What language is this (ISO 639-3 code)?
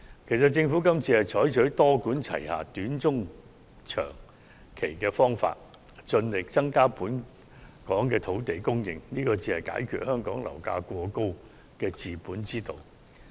yue